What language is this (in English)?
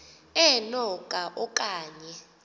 Xhosa